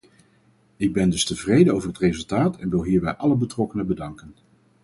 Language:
Dutch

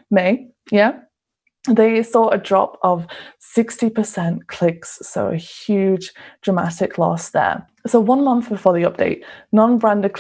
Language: English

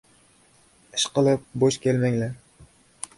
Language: Uzbek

